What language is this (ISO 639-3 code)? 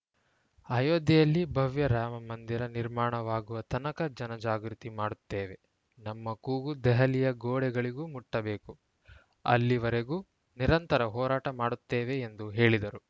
kan